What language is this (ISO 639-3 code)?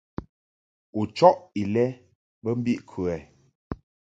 mhk